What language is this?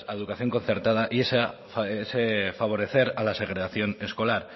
Spanish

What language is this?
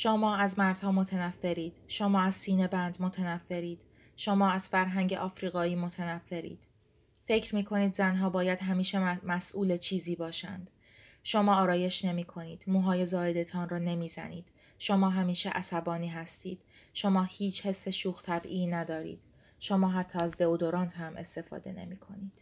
Persian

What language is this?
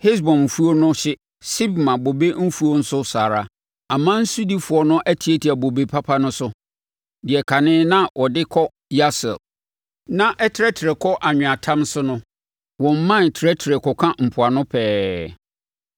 Akan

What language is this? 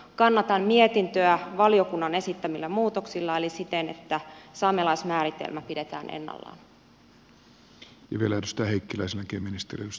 Finnish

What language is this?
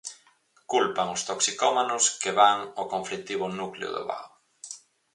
Galician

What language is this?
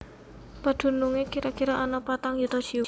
Javanese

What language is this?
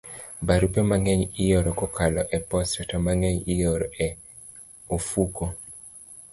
Luo (Kenya and Tanzania)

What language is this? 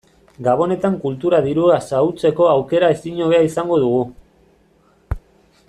Basque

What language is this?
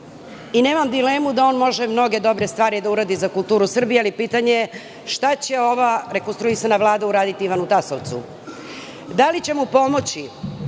Serbian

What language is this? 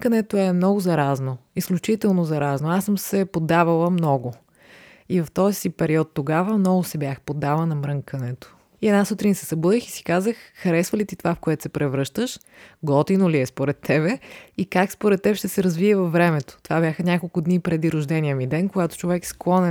Bulgarian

